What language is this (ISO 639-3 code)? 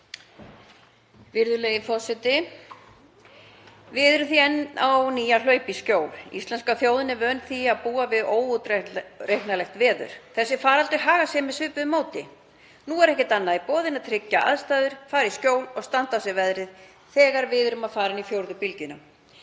isl